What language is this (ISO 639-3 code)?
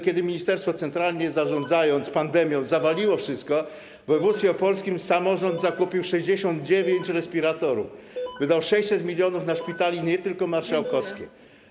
pol